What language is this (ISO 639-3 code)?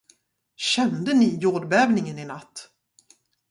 swe